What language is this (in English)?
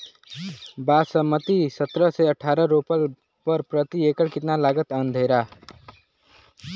Bhojpuri